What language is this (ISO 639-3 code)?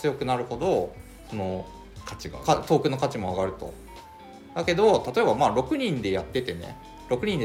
jpn